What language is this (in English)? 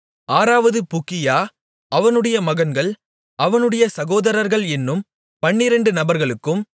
Tamil